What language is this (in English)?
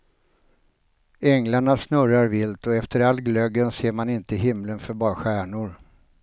Swedish